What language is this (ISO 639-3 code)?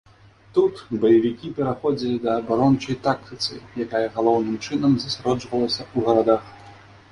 bel